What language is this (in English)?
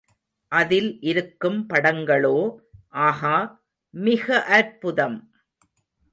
Tamil